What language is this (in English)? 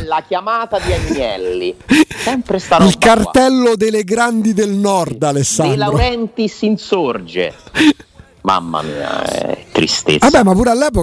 Italian